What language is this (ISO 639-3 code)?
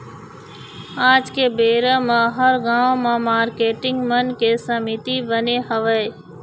hne